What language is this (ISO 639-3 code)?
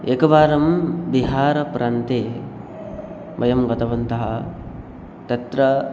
san